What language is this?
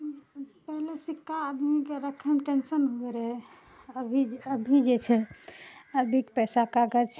Maithili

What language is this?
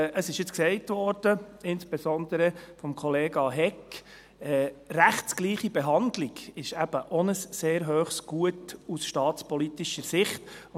Swiss German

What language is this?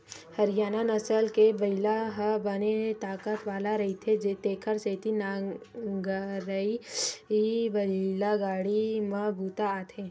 Chhattisgarhi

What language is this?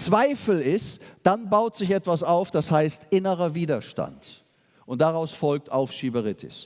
German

